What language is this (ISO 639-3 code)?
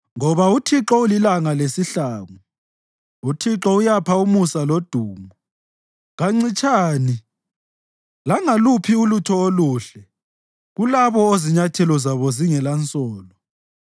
nde